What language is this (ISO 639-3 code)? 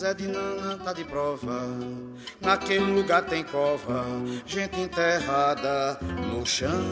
por